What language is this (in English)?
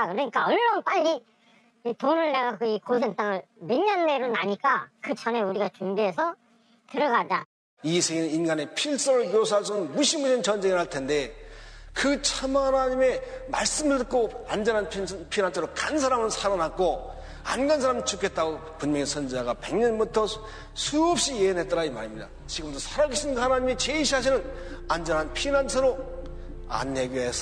Korean